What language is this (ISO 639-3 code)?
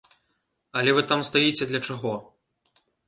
bel